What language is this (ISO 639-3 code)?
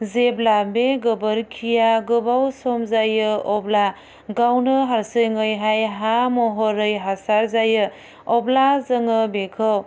brx